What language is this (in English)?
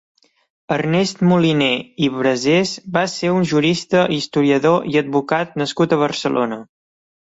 Catalan